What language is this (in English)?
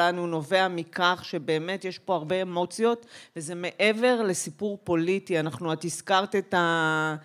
Hebrew